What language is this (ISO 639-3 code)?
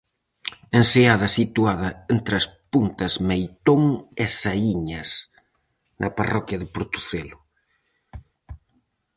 glg